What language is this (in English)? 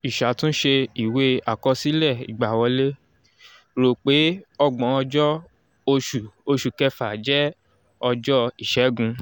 Yoruba